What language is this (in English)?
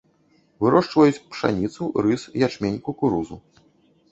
Belarusian